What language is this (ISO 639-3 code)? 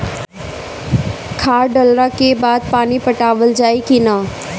bho